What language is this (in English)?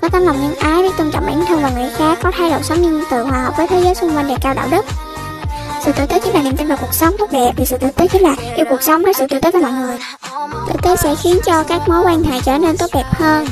Vietnamese